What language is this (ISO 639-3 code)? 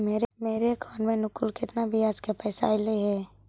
mag